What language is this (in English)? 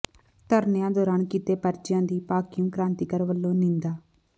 Punjabi